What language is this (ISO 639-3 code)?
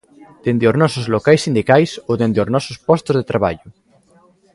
glg